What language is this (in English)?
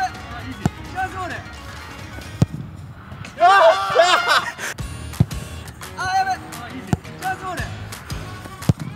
Japanese